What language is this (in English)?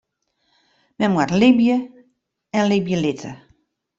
Western Frisian